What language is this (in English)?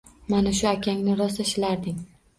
Uzbek